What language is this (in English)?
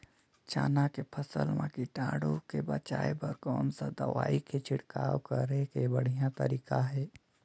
Chhattisgarhi